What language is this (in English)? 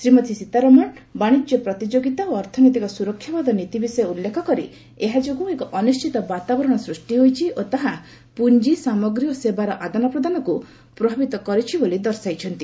Odia